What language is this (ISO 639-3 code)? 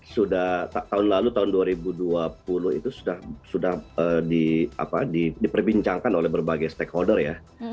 ind